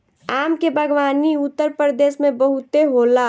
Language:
Bhojpuri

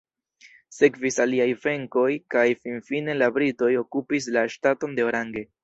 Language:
Esperanto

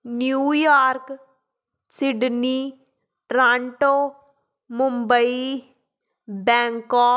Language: Punjabi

